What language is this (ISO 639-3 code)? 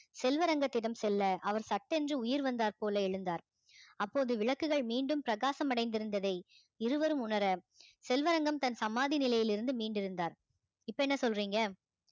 tam